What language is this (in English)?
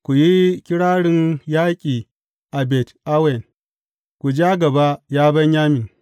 Hausa